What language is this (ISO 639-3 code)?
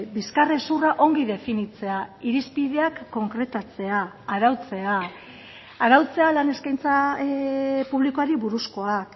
eus